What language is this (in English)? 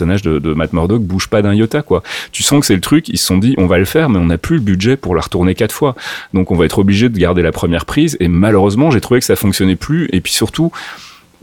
French